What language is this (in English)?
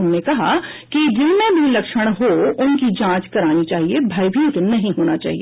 Hindi